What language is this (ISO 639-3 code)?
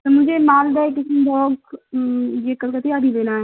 urd